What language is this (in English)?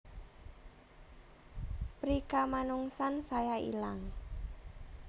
Javanese